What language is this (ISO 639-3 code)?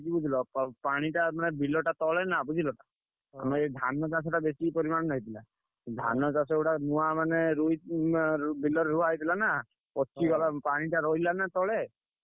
ori